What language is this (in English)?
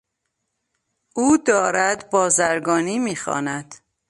Persian